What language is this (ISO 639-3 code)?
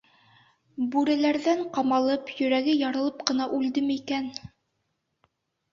bak